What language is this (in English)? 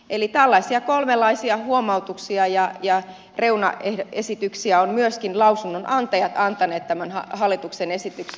Finnish